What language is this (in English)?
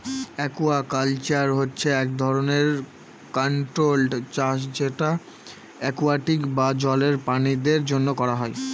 Bangla